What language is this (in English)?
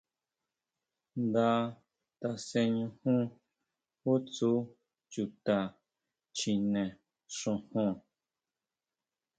Huautla Mazatec